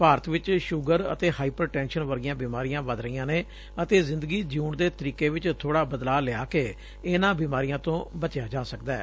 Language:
Punjabi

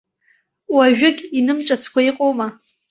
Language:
Abkhazian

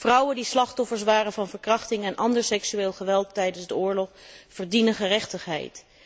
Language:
Dutch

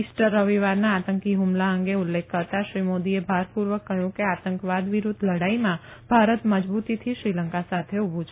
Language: Gujarati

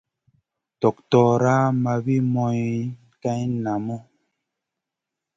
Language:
Masana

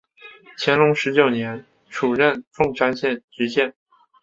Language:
Chinese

